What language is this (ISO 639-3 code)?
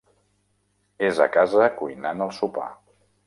cat